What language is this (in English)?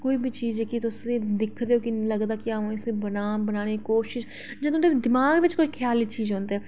Dogri